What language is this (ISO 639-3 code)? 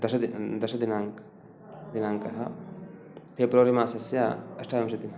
san